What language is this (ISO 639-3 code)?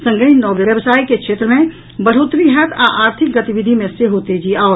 mai